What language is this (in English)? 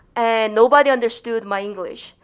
English